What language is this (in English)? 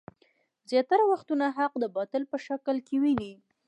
Pashto